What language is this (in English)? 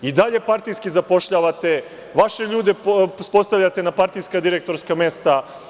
Serbian